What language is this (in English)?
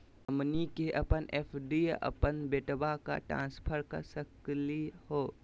Magahi